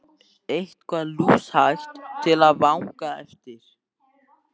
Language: Icelandic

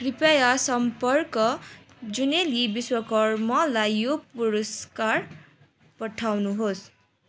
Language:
Nepali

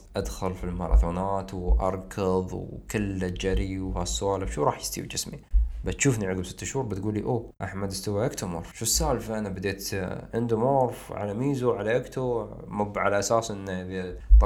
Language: Arabic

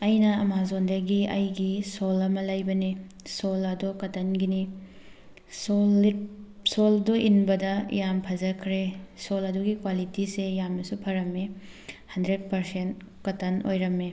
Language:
Manipuri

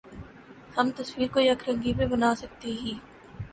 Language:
Urdu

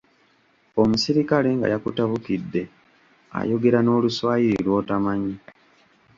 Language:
Ganda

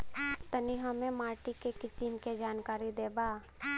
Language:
Bhojpuri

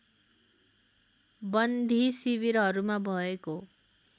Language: Nepali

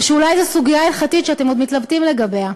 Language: Hebrew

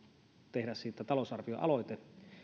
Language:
Finnish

